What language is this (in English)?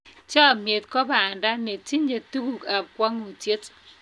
Kalenjin